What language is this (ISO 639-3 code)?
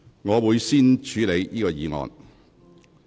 yue